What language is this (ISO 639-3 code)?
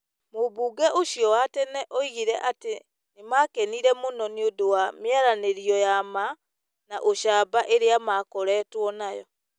kik